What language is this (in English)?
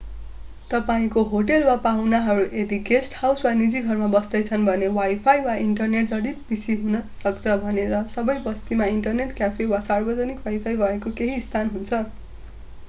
Nepali